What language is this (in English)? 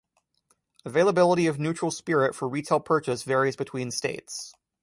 English